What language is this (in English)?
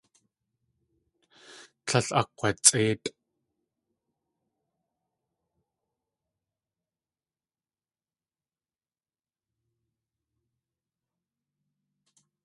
Tlingit